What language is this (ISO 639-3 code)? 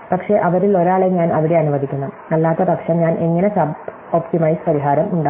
mal